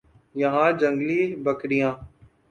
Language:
Urdu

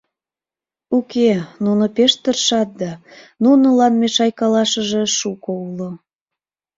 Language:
Mari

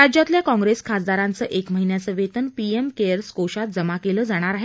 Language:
Marathi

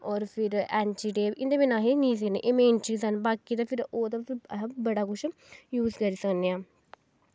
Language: Dogri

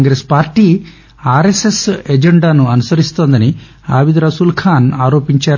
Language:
Telugu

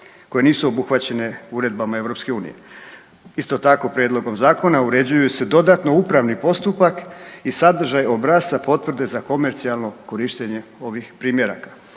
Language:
Croatian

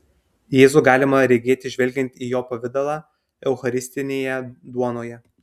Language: Lithuanian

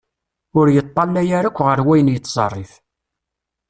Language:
Kabyle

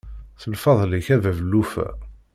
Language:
Kabyle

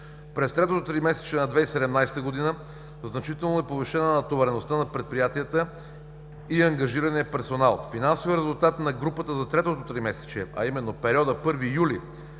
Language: Bulgarian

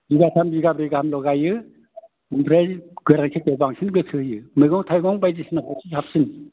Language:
Bodo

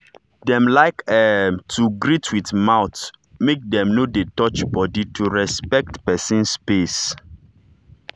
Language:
Nigerian Pidgin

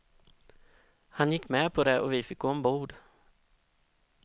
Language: Swedish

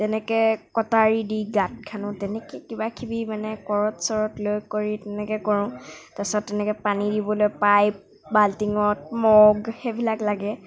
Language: Assamese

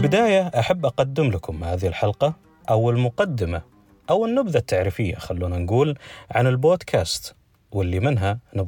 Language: Arabic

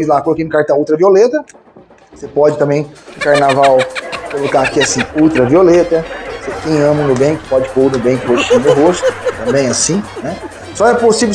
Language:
Portuguese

